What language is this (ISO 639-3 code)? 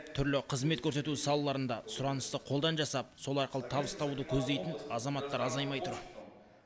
kaz